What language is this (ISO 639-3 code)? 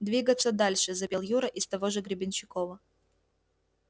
rus